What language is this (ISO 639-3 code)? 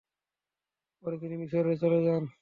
ben